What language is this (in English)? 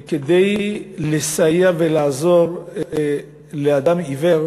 Hebrew